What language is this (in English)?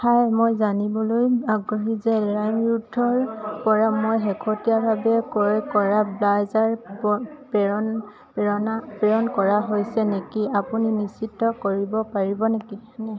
Assamese